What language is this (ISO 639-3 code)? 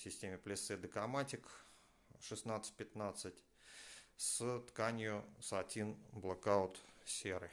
rus